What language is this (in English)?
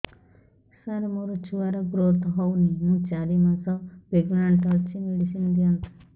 Odia